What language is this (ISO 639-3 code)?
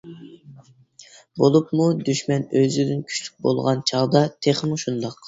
uig